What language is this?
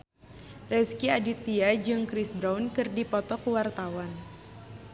Sundanese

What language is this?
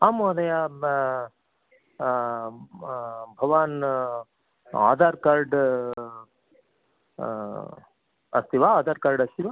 Sanskrit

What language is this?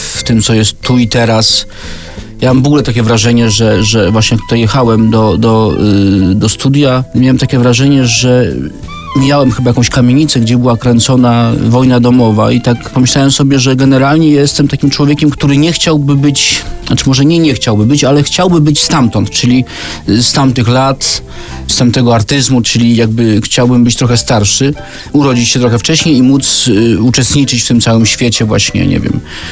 Polish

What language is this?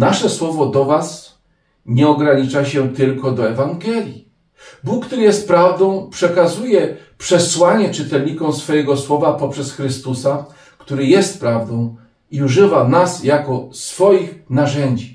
Polish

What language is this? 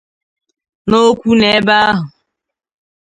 Igbo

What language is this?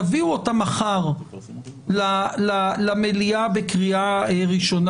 Hebrew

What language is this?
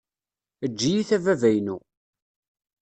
Kabyle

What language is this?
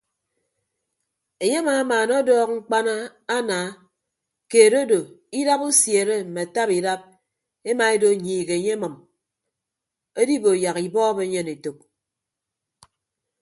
Ibibio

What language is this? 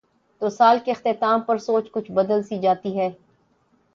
Urdu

